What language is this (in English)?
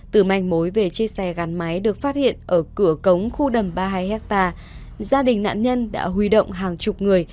Vietnamese